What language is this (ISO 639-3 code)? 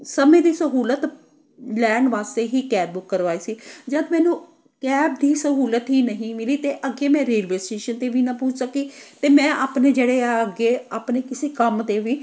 pan